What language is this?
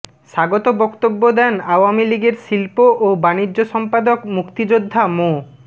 Bangla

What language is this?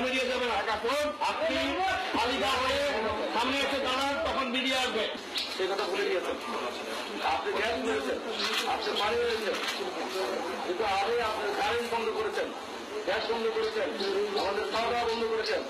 Bangla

